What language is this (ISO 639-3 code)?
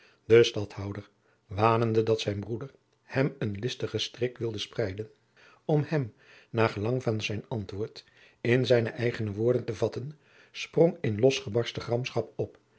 nld